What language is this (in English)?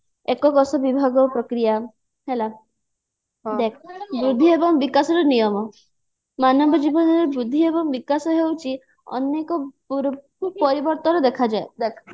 Odia